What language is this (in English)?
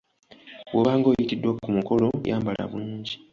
Ganda